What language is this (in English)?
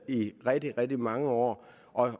Danish